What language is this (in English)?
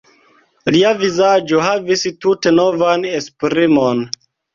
Esperanto